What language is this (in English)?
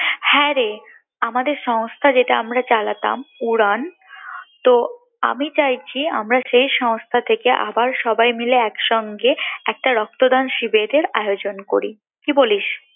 Bangla